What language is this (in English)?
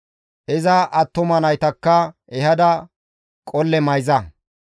Gamo